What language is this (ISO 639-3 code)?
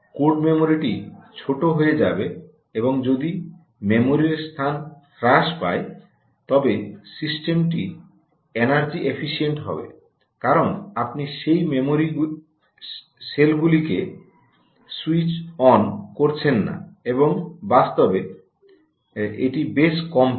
ben